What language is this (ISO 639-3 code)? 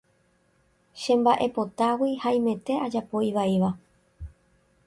grn